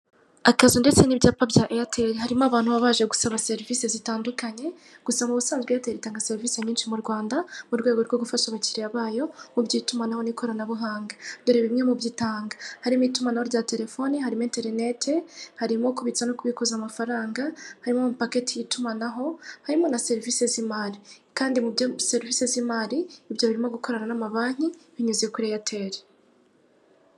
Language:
Kinyarwanda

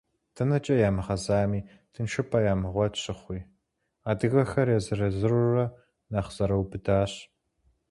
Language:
Kabardian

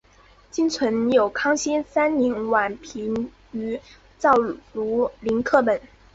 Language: Chinese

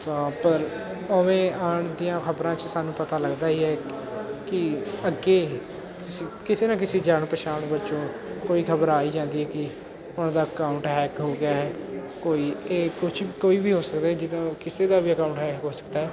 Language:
Punjabi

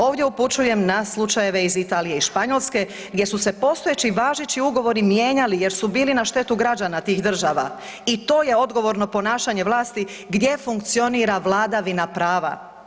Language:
Croatian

